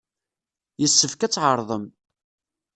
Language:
Kabyle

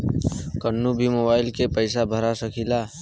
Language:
Bhojpuri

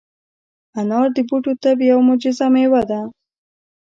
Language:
Pashto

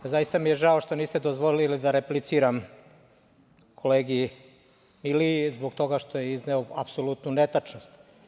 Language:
Serbian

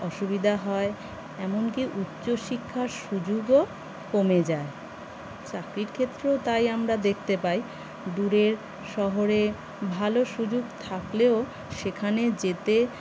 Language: Bangla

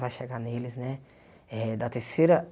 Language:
Portuguese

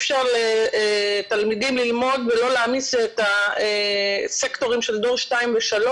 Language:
Hebrew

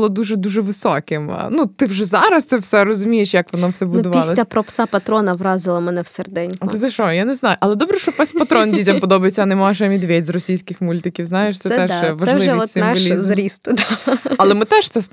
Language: Ukrainian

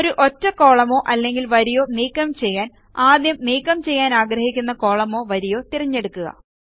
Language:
Malayalam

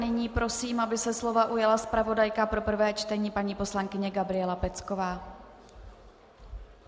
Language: Czech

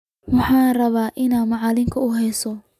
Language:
Somali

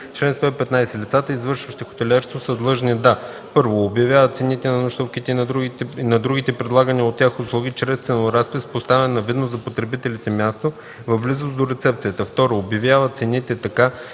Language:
Bulgarian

